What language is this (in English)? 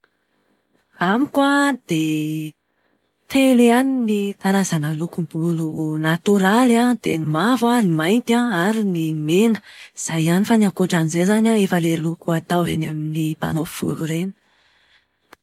Malagasy